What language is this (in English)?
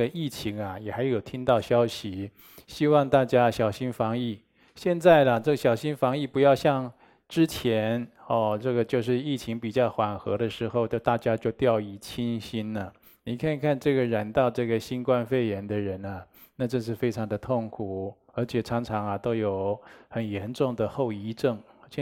Chinese